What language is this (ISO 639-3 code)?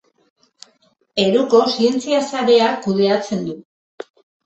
eus